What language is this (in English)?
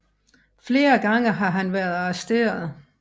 Danish